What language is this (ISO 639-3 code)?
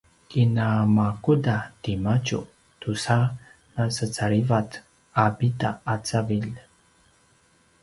pwn